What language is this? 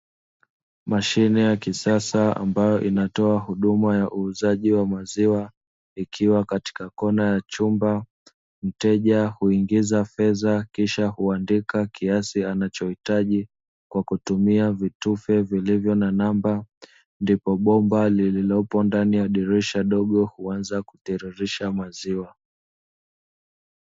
Swahili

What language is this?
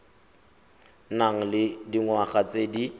Tswana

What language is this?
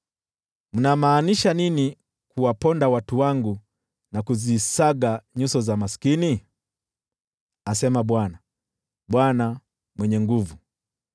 Swahili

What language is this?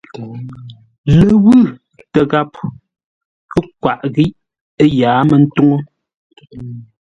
Ngombale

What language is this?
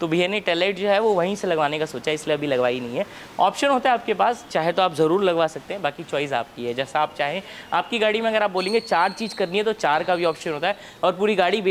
Hindi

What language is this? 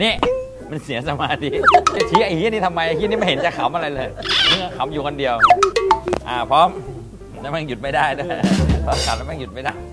Thai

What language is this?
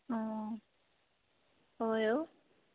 Assamese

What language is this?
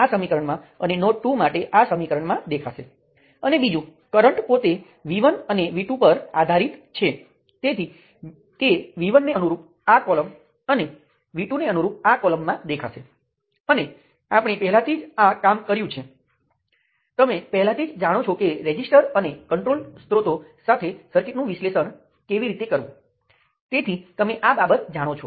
Gujarati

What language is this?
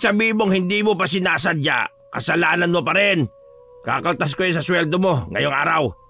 Filipino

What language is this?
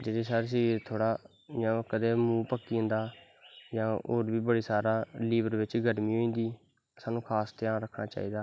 Dogri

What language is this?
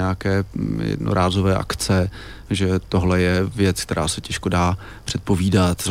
Czech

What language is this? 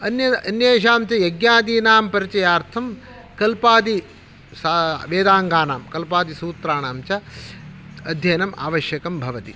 Sanskrit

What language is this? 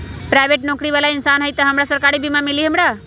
Magahi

